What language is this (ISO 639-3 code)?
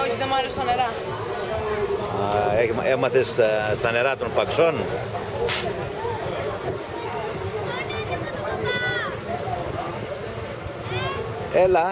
ell